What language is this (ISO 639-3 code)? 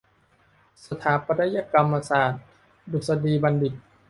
tha